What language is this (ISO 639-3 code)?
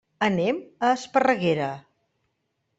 cat